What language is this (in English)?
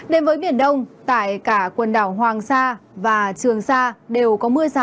Vietnamese